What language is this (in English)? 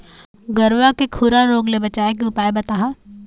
Chhattisgarhi